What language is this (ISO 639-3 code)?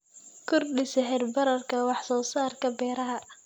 som